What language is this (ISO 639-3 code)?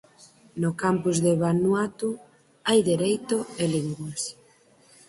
glg